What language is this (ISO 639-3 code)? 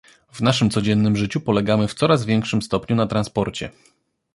pol